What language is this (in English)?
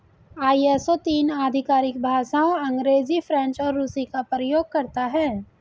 Hindi